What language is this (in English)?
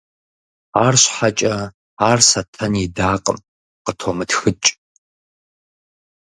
Kabardian